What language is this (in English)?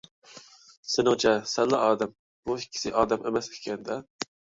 Uyghur